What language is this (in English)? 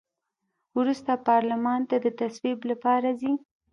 Pashto